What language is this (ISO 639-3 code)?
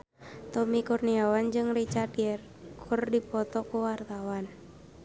sun